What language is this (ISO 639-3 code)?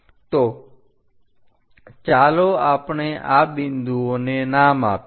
guj